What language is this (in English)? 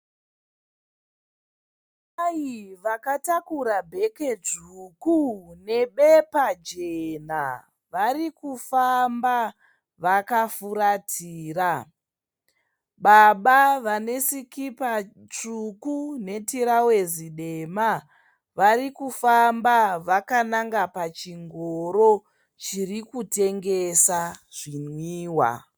Shona